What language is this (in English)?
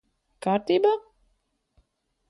Latvian